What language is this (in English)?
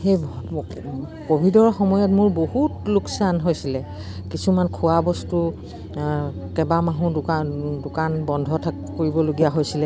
Assamese